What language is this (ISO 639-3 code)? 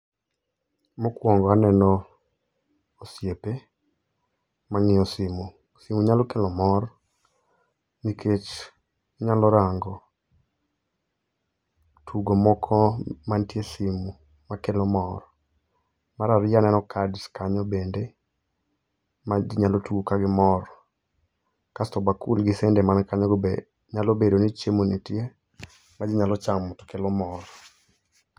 luo